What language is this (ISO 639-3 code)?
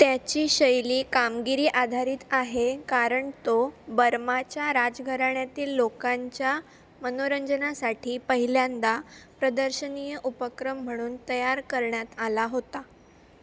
mar